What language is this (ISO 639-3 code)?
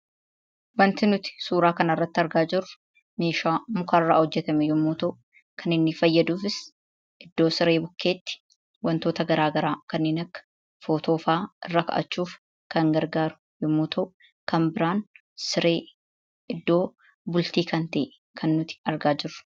orm